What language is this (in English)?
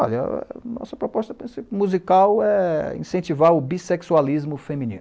Portuguese